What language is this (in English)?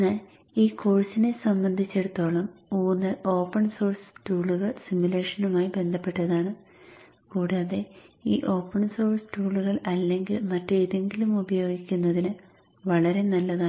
Malayalam